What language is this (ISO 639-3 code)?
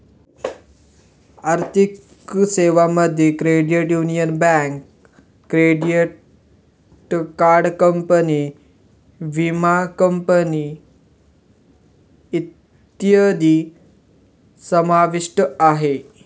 mar